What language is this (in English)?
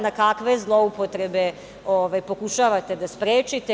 Serbian